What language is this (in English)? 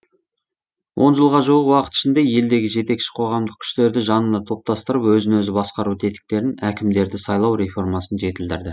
Kazakh